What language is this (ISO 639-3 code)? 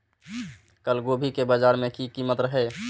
mai